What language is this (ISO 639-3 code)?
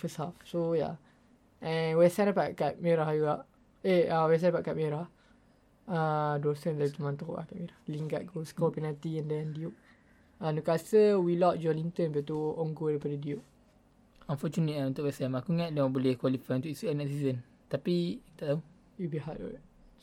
msa